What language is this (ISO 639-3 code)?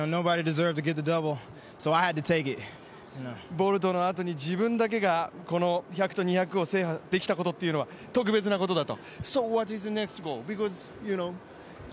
jpn